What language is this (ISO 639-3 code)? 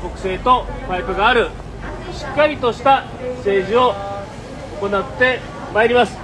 jpn